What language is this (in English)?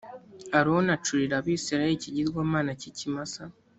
Kinyarwanda